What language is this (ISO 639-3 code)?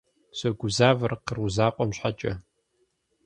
kbd